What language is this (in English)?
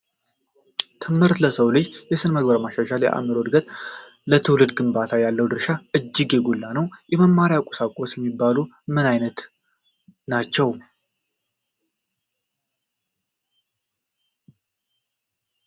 Amharic